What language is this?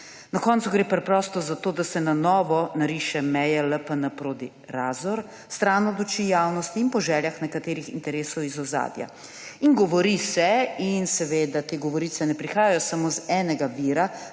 Slovenian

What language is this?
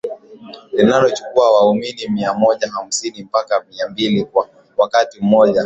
Swahili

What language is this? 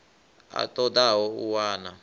Venda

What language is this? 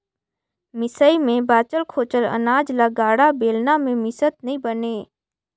Chhattisgarhi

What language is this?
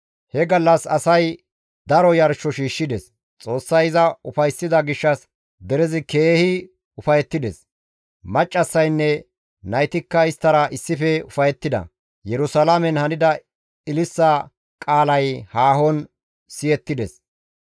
Gamo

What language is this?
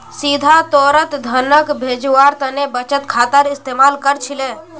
Magahi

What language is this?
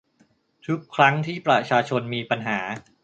Thai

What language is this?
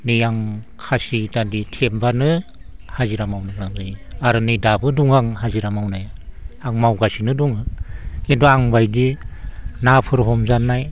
Bodo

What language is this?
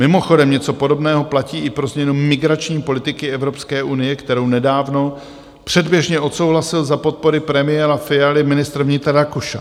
Czech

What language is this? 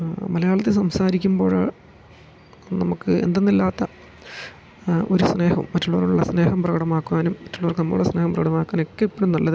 Malayalam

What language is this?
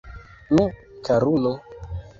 Esperanto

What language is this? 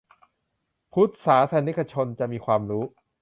Thai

